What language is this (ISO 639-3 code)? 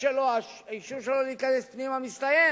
heb